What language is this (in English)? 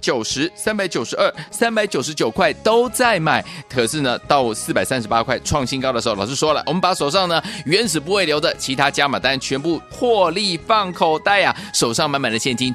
Chinese